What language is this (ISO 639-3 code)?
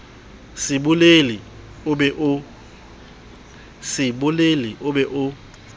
sot